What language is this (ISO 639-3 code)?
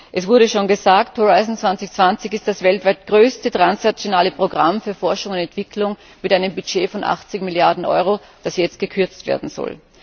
deu